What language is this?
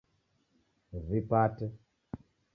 Taita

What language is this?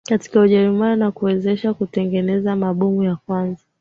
Swahili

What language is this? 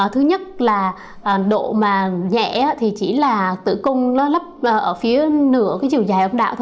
Vietnamese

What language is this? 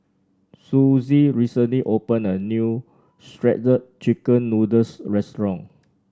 English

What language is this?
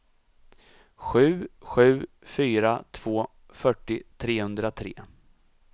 Swedish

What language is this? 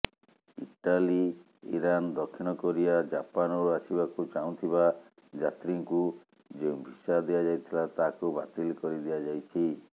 Odia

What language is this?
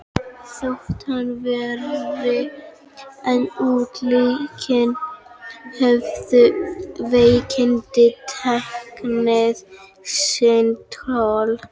Icelandic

